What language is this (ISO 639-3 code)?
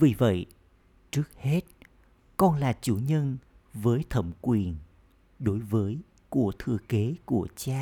vie